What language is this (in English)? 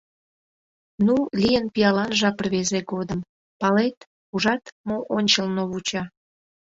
Mari